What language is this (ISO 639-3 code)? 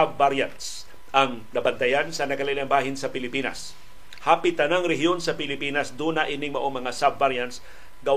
fil